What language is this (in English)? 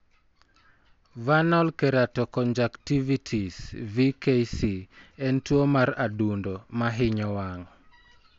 Luo (Kenya and Tanzania)